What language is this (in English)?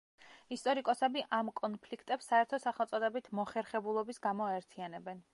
Georgian